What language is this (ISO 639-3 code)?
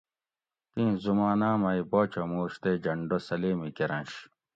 gwc